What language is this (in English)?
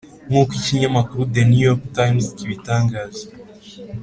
Kinyarwanda